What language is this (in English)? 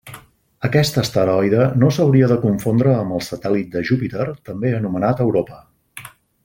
Catalan